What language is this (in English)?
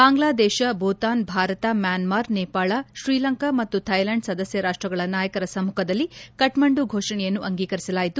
Kannada